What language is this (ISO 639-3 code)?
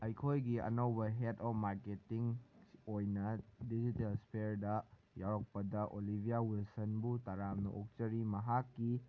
mni